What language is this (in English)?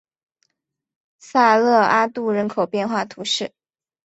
Chinese